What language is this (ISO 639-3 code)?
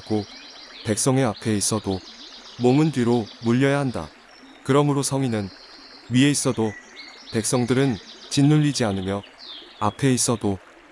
kor